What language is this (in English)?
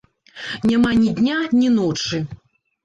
Belarusian